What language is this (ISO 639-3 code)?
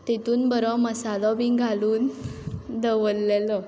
kok